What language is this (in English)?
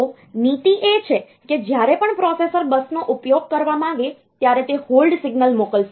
Gujarati